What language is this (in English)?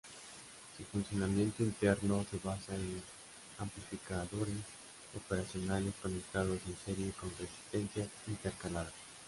Spanish